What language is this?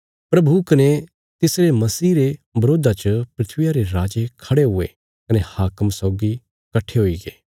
Bilaspuri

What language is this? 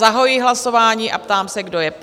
Czech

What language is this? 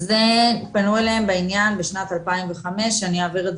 Hebrew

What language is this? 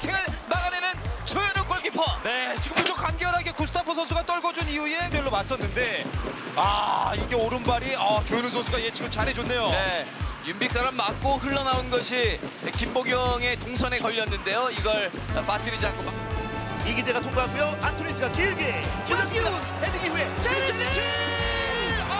Korean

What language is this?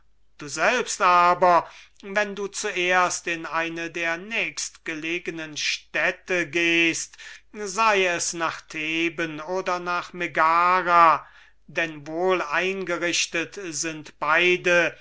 German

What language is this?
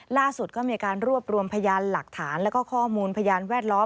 Thai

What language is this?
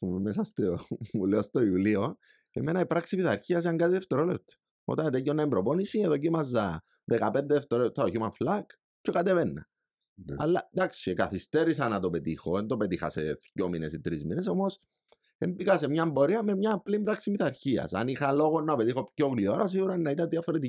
Greek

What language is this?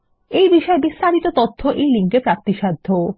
Bangla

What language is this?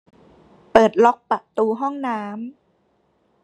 Thai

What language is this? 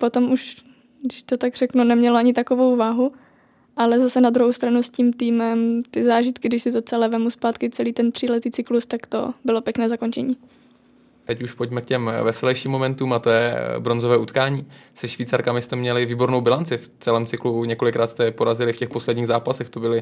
Czech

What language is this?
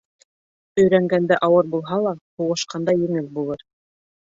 Bashkir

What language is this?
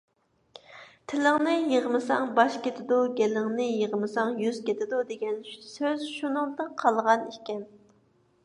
Uyghur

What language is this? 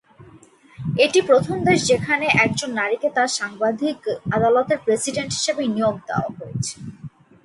Bangla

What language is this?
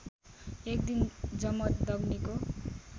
Nepali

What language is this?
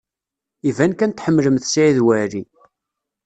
Kabyle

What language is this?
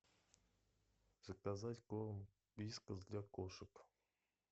Russian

